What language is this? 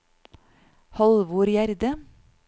Norwegian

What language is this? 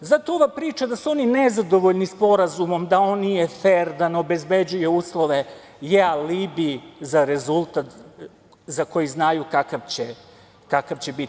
Serbian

